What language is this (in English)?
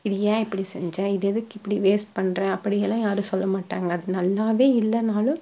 Tamil